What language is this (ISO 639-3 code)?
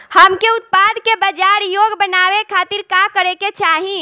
bho